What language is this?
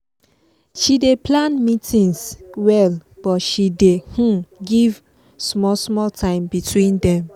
Nigerian Pidgin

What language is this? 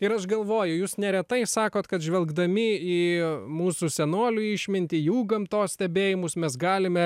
Lithuanian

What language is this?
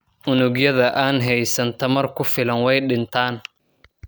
Somali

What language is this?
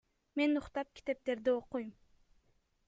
Kyrgyz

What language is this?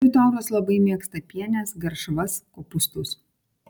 Lithuanian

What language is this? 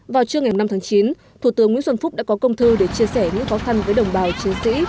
Vietnamese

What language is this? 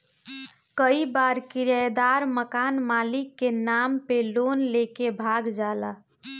Bhojpuri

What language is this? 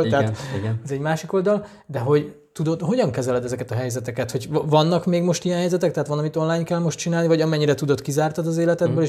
Hungarian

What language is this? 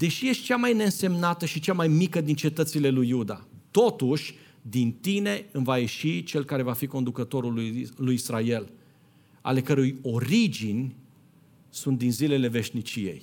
Romanian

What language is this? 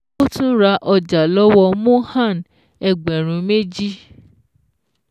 Yoruba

